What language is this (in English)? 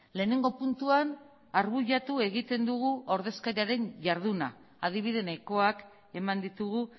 Basque